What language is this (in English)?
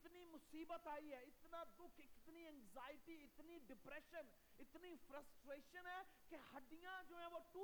Urdu